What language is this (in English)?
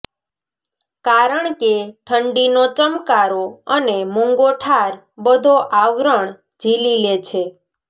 Gujarati